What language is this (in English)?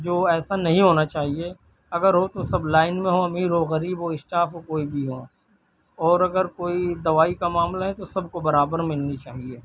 Urdu